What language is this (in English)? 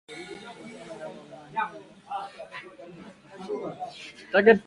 Swahili